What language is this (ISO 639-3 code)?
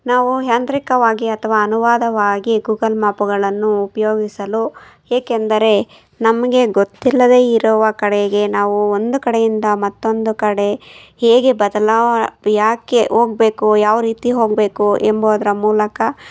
kan